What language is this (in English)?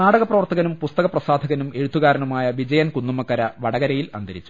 Malayalam